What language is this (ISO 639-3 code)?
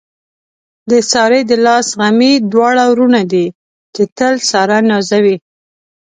pus